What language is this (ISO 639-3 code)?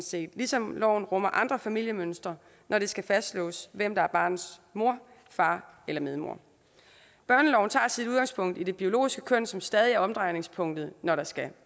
dan